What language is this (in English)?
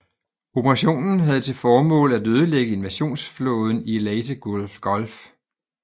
Danish